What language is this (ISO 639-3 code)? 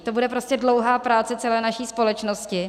ces